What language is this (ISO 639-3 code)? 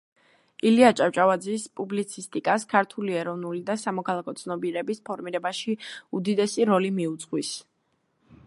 kat